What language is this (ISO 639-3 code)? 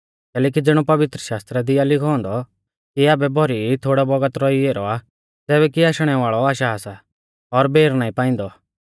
bfz